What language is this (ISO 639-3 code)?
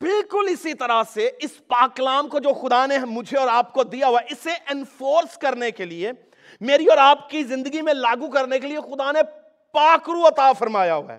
urd